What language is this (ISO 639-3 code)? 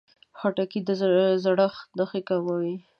pus